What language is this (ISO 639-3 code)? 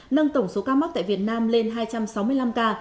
vie